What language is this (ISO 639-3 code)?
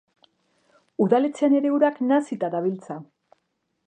eus